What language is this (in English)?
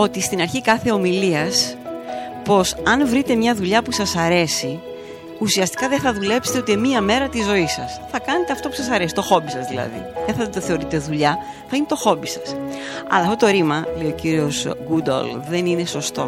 Greek